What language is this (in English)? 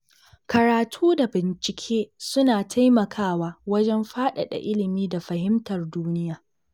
Hausa